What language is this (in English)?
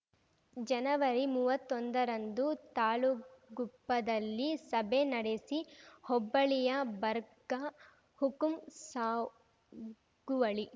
Kannada